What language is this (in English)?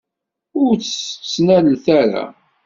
Kabyle